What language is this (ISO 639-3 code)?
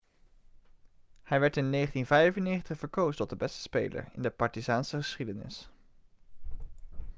nld